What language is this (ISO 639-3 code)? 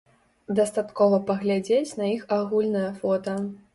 bel